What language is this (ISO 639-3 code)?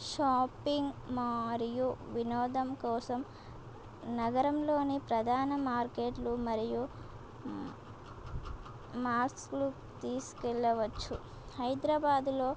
tel